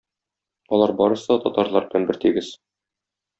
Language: Tatar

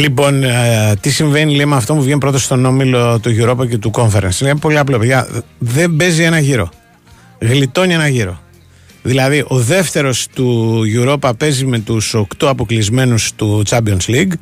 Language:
Greek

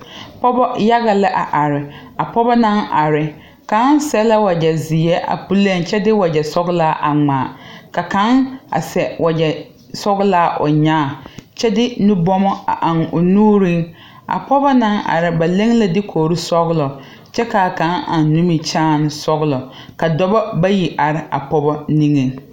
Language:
Southern Dagaare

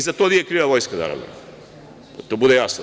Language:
Serbian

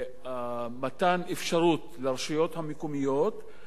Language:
Hebrew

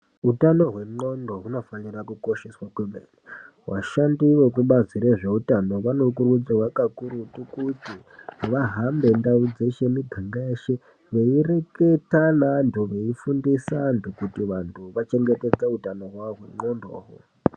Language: Ndau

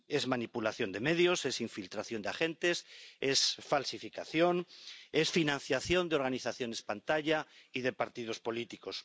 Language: Spanish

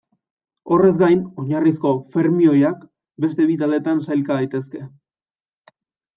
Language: Basque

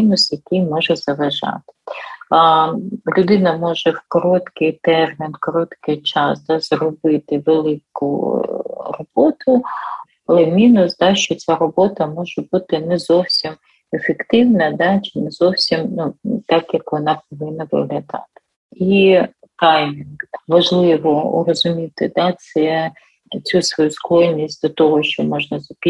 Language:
Ukrainian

